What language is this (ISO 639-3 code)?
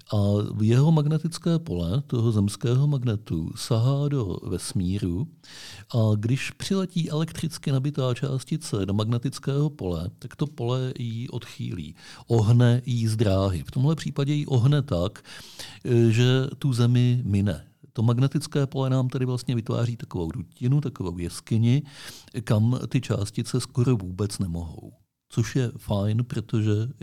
ces